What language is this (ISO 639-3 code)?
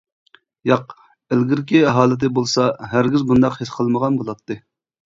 uig